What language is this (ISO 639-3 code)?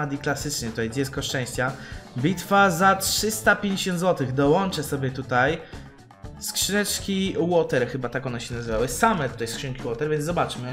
pol